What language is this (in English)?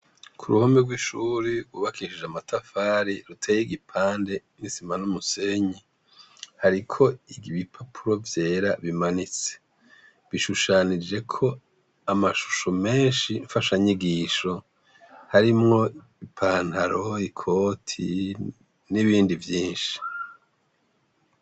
Rundi